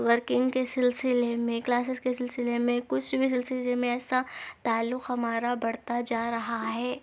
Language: Urdu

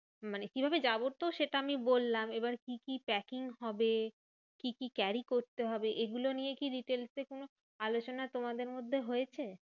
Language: Bangla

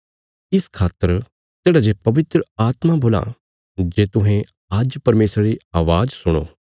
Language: Bilaspuri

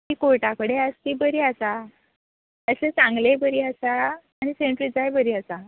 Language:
Konkani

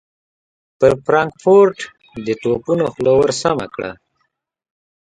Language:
Pashto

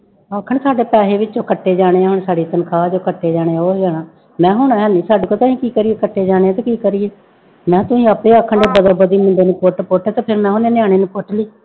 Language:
Punjabi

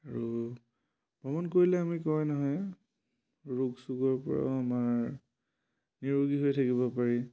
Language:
Assamese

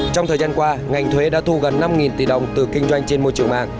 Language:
Vietnamese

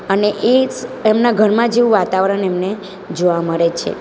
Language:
Gujarati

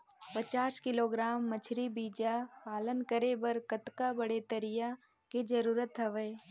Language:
Chhattisgarhi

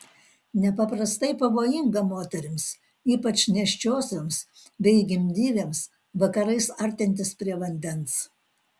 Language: Lithuanian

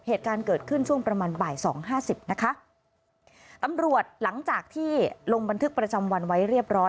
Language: Thai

